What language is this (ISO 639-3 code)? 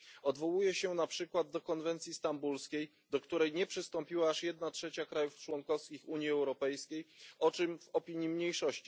pol